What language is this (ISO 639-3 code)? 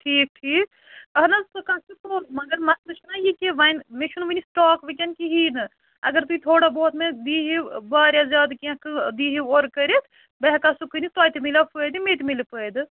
kas